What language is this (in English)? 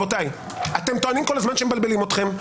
Hebrew